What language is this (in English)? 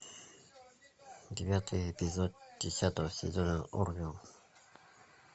Russian